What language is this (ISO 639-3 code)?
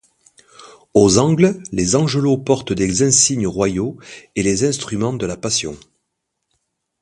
fra